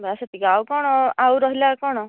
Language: Odia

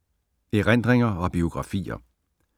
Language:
Danish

